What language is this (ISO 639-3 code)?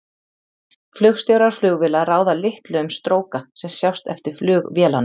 isl